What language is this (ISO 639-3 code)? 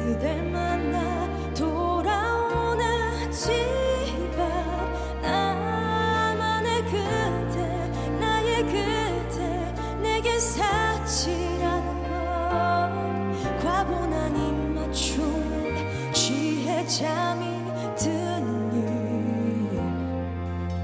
kor